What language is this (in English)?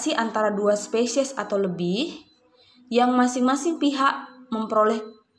Indonesian